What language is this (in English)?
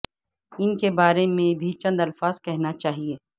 Urdu